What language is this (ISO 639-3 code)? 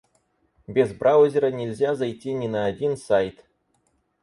rus